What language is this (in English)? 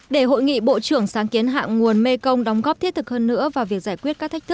Vietnamese